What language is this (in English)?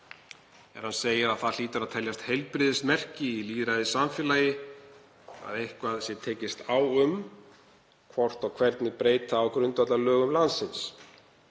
Icelandic